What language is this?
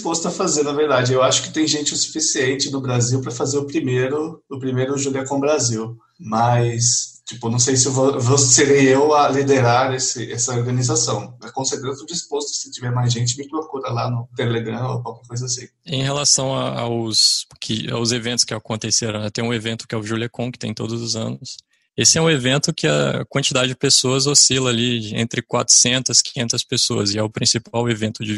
Portuguese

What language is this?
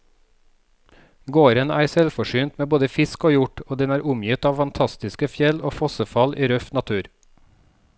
Norwegian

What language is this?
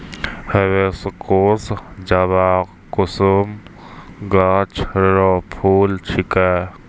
Maithili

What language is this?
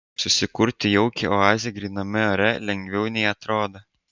Lithuanian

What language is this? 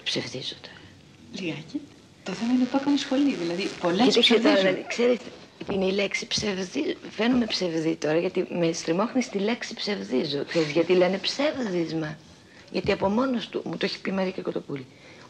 Greek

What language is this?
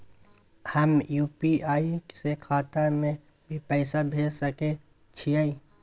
Maithili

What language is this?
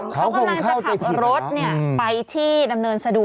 Thai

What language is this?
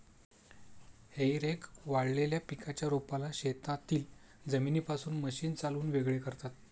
Marathi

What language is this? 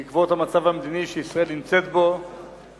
Hebrew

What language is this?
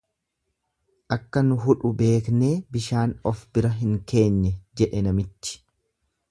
Oromo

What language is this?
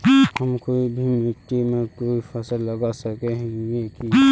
Magahi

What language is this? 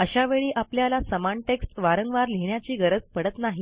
Marathi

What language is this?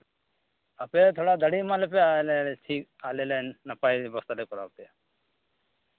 Santali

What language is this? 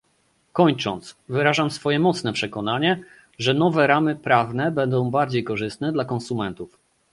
Polish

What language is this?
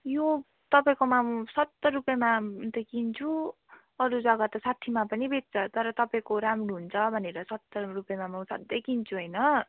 Nepali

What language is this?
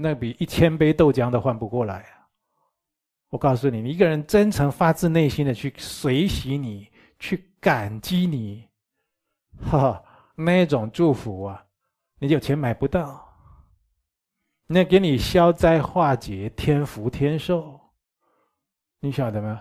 Chinese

